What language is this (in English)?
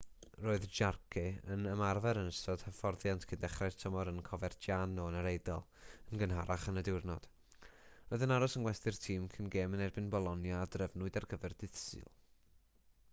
Welsh